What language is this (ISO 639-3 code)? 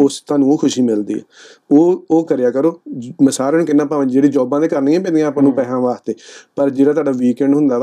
pan